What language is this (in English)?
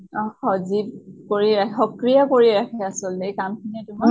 Assamese